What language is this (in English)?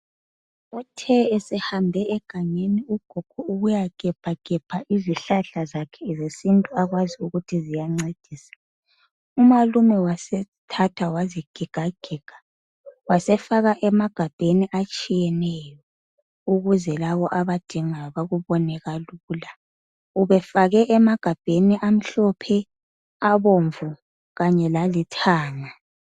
North Ndebele